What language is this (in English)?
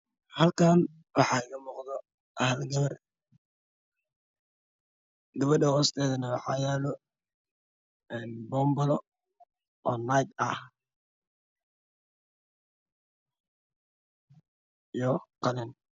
Somali